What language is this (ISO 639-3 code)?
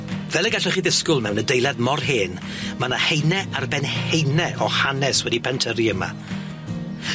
cym